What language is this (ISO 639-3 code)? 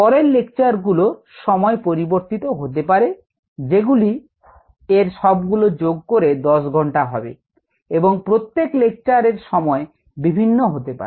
ben